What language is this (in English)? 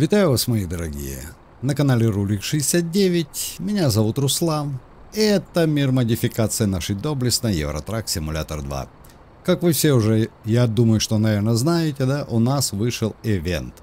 Russian